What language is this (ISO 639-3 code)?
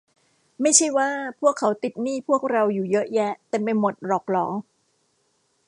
tha